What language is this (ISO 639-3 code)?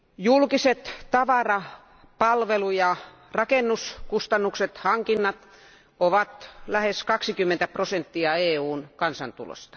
fin